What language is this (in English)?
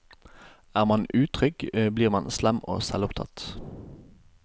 Norwegian